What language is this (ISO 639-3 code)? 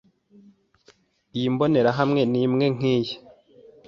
kin